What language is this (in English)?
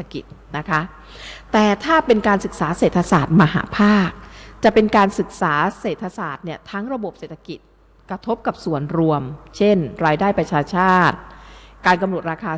Thai